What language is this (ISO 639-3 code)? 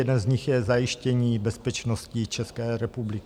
ces